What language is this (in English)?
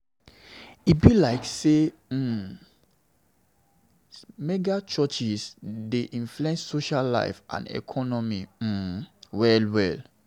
Nigerian Pidgin